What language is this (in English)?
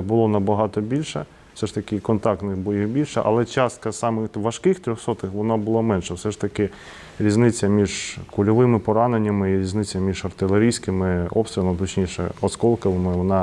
Ukrainian